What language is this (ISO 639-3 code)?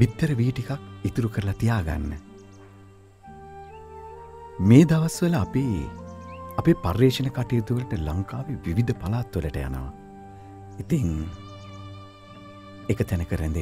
hin